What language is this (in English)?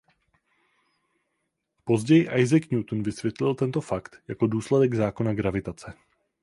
Czech